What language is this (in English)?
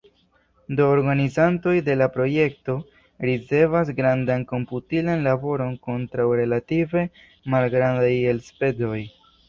Esperanto